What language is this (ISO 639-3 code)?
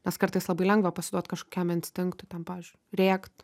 lit